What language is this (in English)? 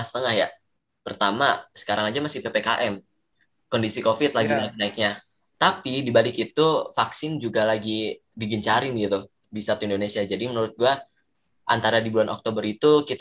Indonesian